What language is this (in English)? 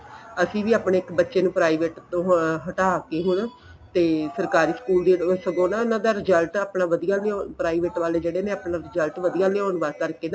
Punjabi